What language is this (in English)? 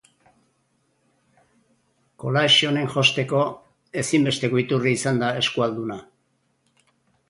Basque